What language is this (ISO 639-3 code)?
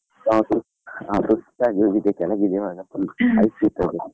kan